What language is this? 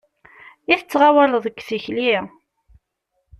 Kabyle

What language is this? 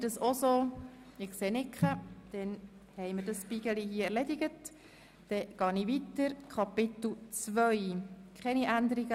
Swiss German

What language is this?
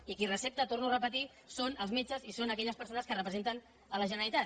Catalan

